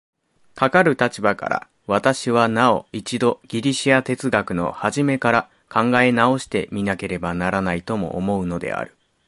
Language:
Japanese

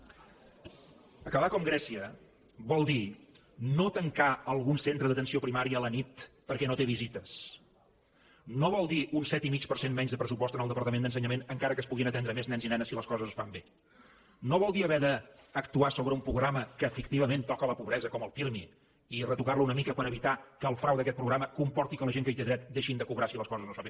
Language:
Catalan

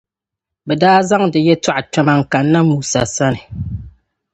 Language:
Dagbani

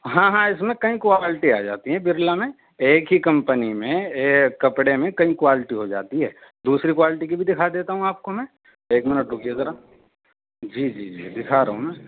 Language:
Urdu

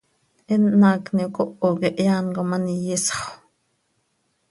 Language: Seri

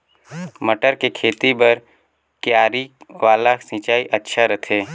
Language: Chhattisgarhi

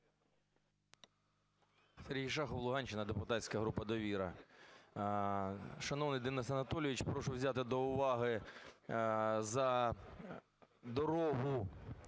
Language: Ukrainian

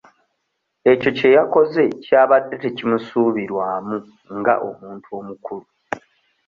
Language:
Ganda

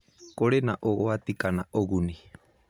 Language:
Kikuyu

